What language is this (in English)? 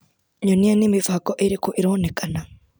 Kikuyu